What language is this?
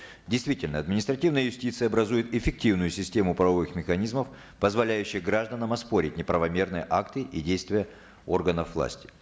Kazakh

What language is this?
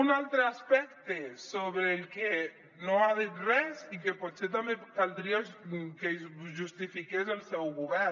Catalan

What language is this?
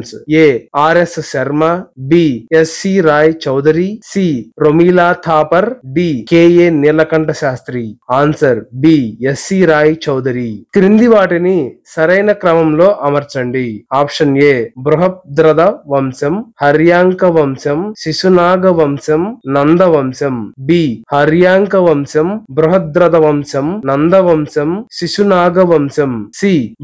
Telugu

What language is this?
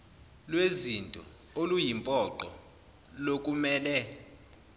Zulu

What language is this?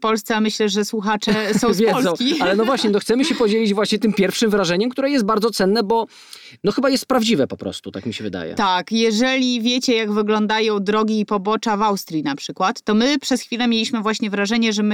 Polish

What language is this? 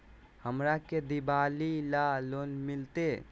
Magahi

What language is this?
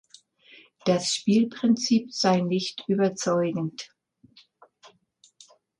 German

